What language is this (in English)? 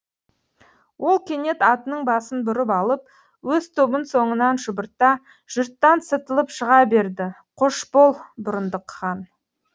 Kazakh